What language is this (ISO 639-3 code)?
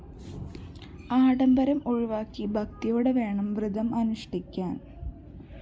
mal